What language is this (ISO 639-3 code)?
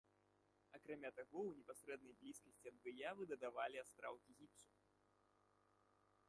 bel